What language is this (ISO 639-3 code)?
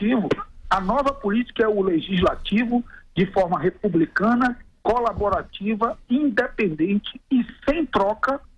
por